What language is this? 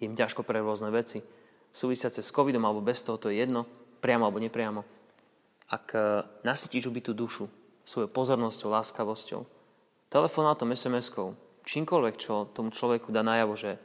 Slovak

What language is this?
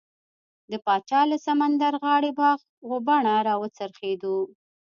Pashto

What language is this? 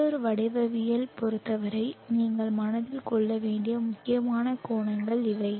Tamil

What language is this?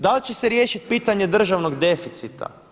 Croatian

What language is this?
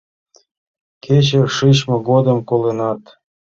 Mari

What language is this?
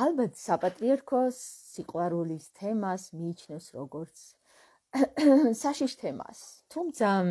Romanian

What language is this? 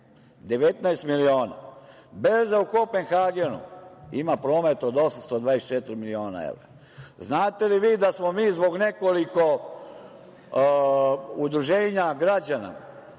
Serbian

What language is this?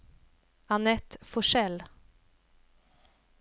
Swedish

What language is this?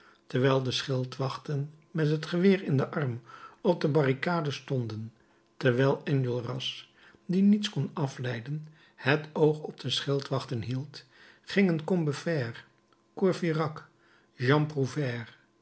Dutch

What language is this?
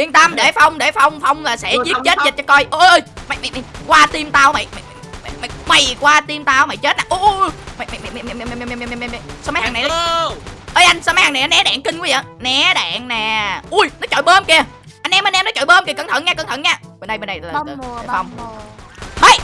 Vietnamese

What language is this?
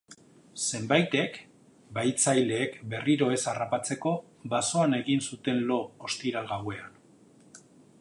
Basque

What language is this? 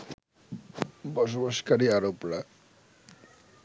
Bangla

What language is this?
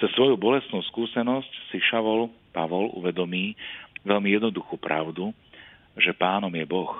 Slovak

